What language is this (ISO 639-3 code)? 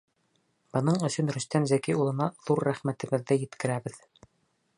bak